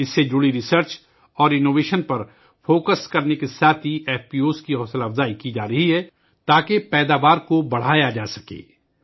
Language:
Urdu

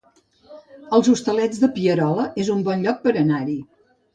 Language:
Catalan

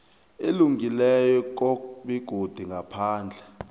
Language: South Ndebele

